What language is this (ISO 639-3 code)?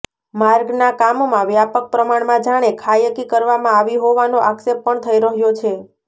guj